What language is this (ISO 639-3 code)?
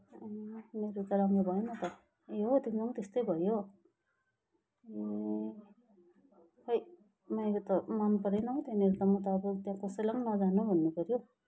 nep